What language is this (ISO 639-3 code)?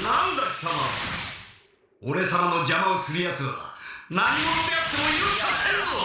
jpn